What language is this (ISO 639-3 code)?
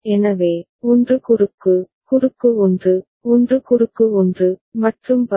tam